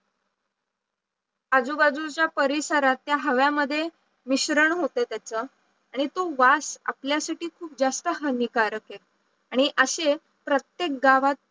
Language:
Marathi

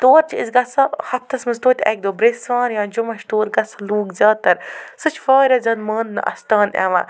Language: Kashmiri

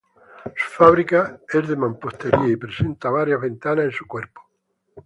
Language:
Spanish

